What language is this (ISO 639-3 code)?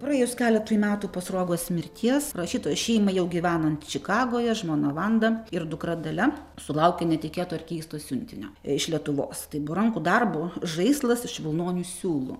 lit